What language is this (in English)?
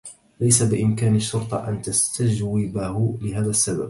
Arabic